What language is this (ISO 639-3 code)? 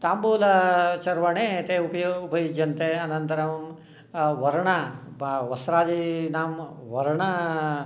san